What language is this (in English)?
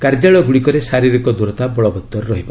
Odia